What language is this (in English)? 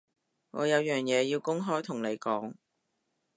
Cantonese